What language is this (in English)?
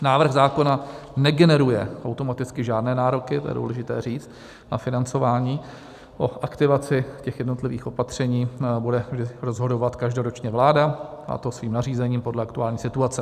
Czech